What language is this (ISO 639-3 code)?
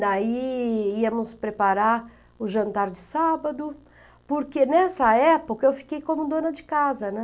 por